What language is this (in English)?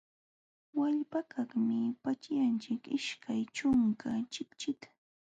Jauja Wanca Quechua